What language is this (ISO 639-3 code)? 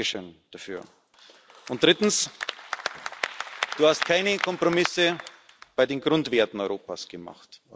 deu